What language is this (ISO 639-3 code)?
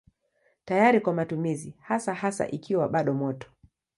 swa